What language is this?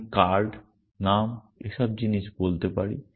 Bangla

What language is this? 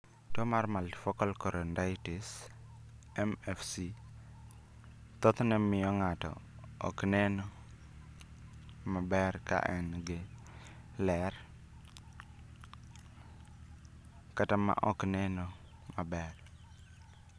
Luo (Kenya and Tanzania)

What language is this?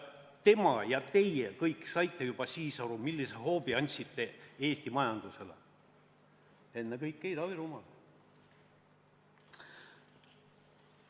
Estonian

